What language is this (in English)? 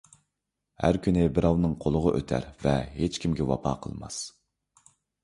Uyghur